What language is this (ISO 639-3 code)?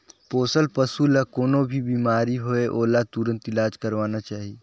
hne